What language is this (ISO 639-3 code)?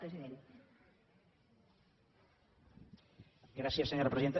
cat